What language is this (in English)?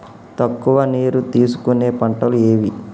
Telugu